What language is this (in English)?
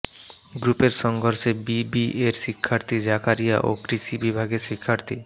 Bangla